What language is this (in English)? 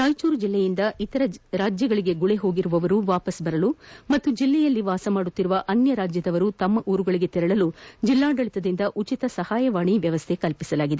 Kannada